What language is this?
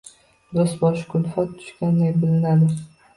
Uzbek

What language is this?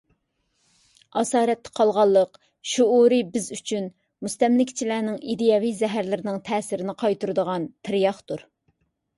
Uyghur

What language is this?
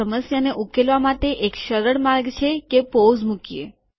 Gujarati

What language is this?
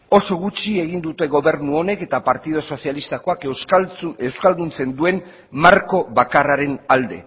Basque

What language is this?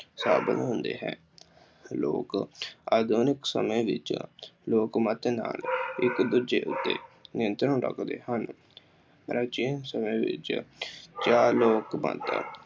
Punjabi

